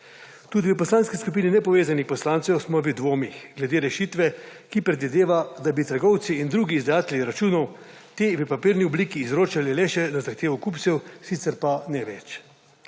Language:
Slovenian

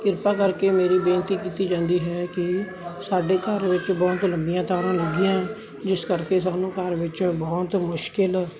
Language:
Punjabi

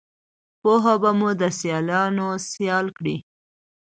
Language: Pashto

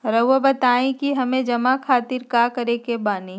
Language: Magahi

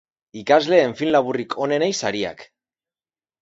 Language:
Basque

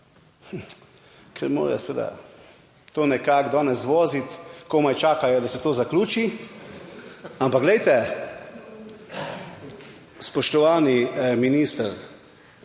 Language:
Slovenian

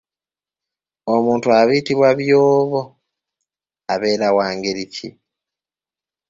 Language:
Ganda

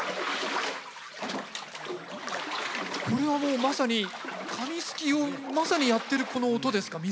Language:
Japanese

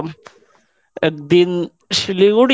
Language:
Bangla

